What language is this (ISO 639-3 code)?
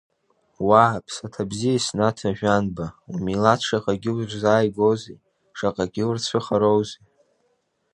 abk